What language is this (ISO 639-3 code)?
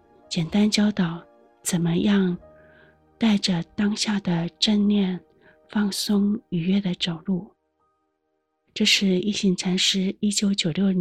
zho